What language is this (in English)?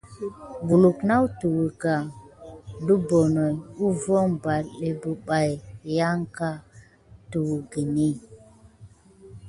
Gidar